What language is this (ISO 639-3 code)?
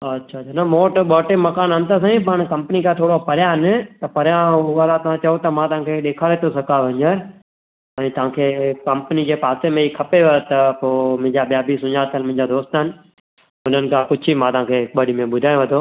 snd